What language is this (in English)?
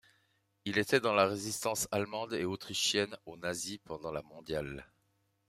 French